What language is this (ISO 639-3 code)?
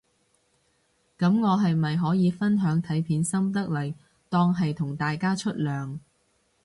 yue